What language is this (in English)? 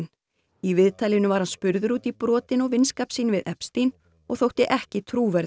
Icelandic